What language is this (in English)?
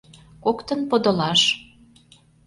Mari